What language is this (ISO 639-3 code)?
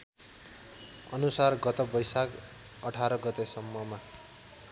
nep